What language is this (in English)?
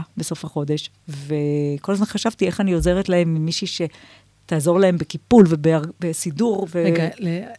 Hebrew